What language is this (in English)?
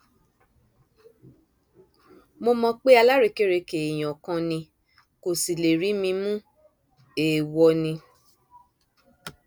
Yoruba